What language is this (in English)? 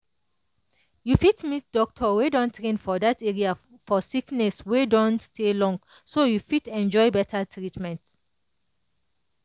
Nigerian Pidgin